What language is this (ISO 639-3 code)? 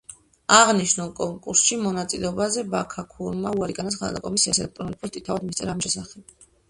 kat